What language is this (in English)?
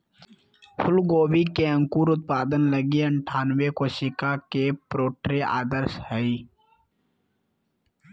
Magahi